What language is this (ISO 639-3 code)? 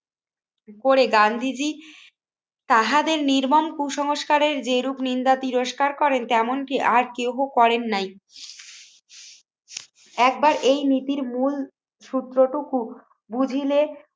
ben